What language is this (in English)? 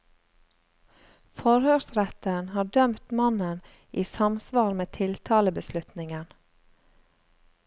Norwegian